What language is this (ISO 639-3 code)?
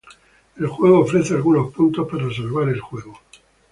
spa